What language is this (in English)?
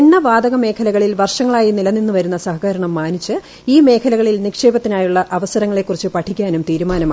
Malayalam